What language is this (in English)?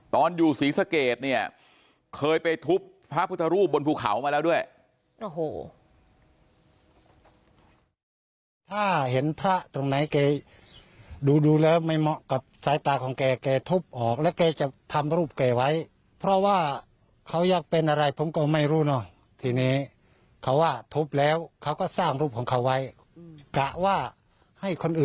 Thai